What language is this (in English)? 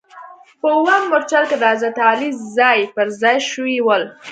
Pashto